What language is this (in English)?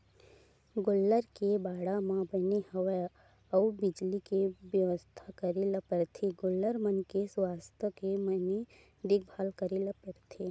Chhattisgarhi